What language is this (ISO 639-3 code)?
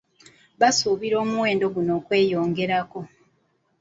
lug